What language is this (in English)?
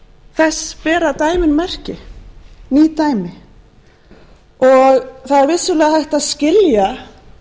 Icelandic